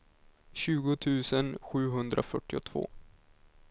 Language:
Swedish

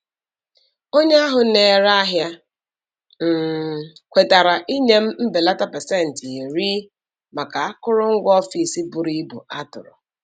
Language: Igbo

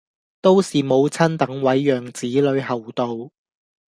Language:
Cantonese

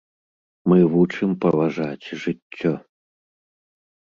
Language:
Belarusian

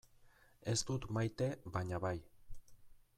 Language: Basque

